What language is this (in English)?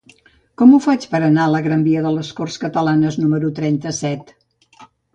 Catalan